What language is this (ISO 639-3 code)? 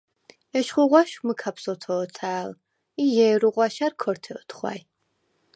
sva